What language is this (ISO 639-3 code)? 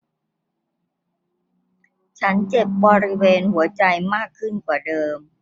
tha